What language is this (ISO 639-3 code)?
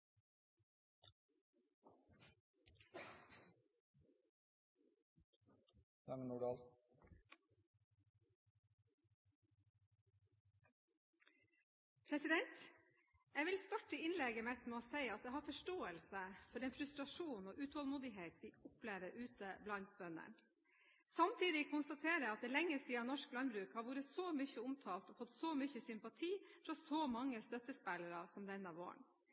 nor